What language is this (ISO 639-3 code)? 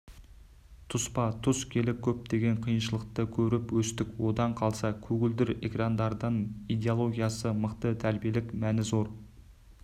kaz